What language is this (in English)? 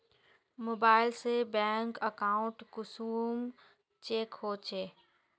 Magahi